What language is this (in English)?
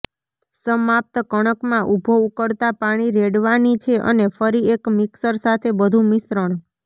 Gujarati